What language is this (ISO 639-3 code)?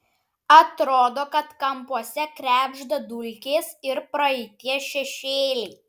lit